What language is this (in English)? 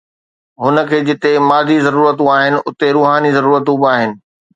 Sindhi